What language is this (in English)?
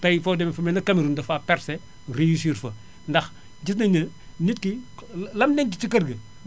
Wolof